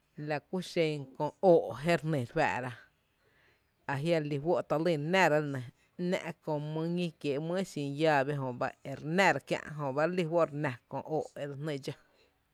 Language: Tepinapa Chinantec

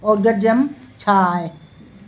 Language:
Sindhi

